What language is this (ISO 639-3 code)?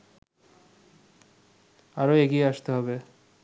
ben